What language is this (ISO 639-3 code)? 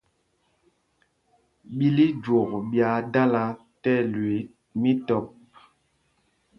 mgg